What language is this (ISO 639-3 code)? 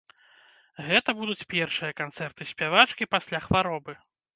bel